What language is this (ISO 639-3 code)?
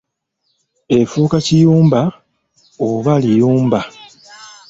lug